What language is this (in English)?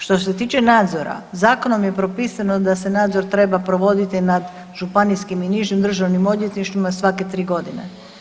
Croatian